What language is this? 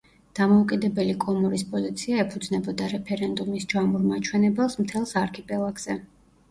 Georgian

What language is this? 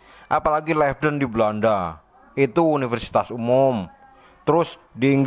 Indonesian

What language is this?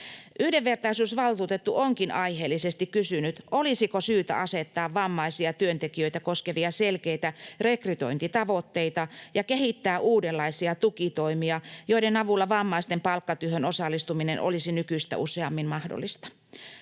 Finnish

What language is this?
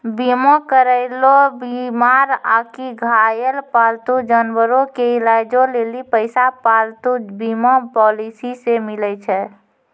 Maithili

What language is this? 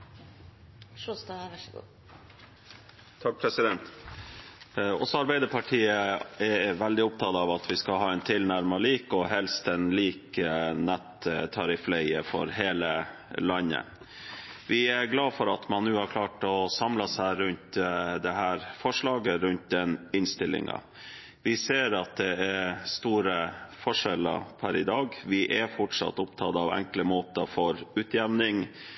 Norwegian Bokmål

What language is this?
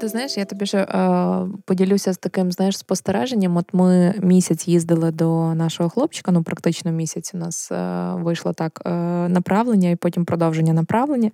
Ukrainian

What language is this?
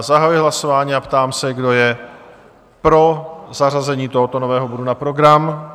Czech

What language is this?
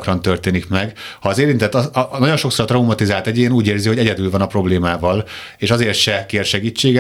Hungarian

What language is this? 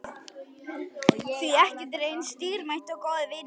Icelandic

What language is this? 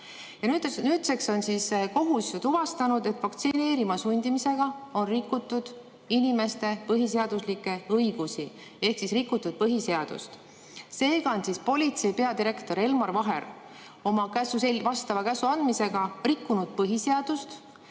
Estonian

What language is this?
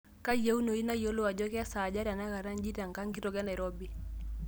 Masai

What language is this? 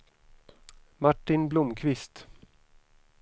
Swedish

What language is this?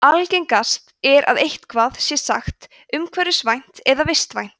Icelandic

